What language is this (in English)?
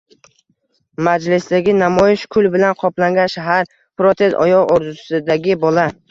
Uzbek